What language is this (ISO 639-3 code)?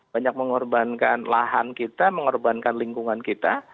ind